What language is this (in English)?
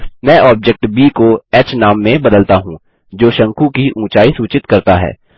Hindi